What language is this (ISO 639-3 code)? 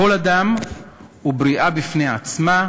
heb